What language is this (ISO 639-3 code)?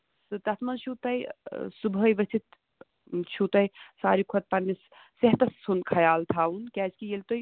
kas